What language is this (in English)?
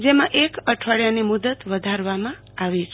Gujarati